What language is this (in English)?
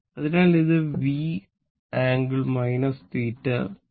Malayalam